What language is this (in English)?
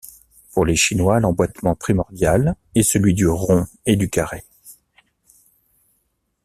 French